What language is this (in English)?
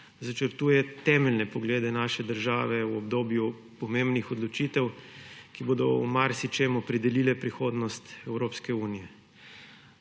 Slovenian